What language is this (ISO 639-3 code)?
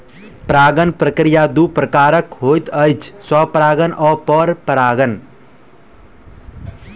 mai